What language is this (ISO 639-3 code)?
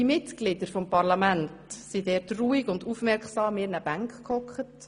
gsw